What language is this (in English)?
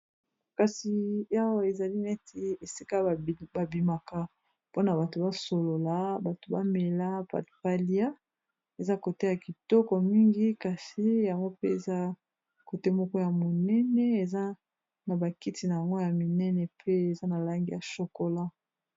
Lingala